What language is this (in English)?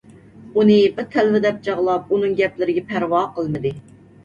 Uyghur